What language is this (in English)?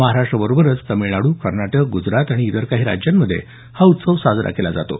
Marathi